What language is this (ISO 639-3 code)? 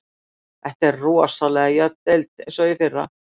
isl